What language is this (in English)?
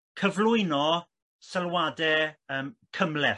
Welsh